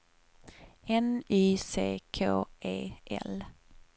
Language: Swedish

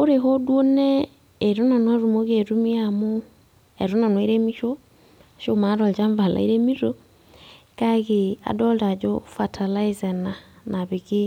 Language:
Masai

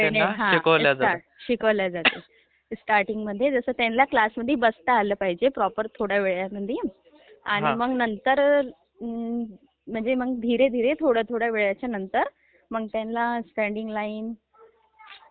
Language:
Marathi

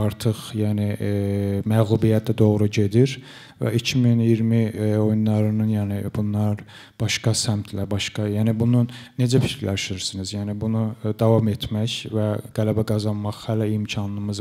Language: Czech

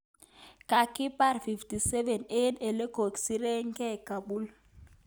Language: Kalenjin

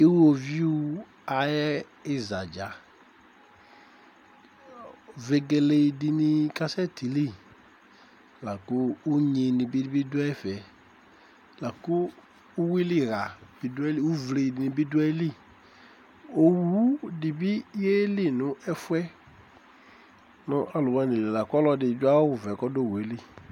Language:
Ikposo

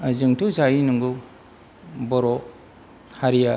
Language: Bodo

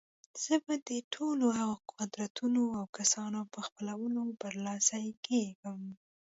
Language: Pashto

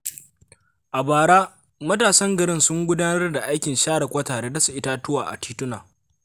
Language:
Hausa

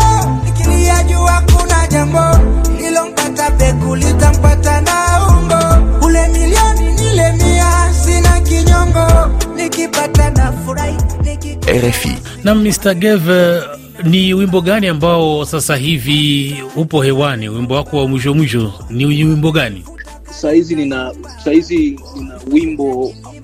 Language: Swahili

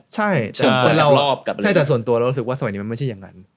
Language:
Thai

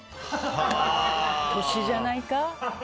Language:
Japanese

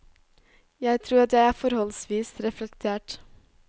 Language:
Norwegian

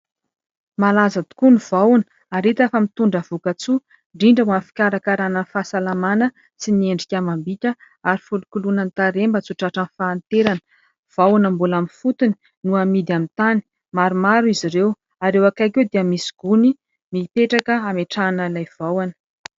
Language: Malagasy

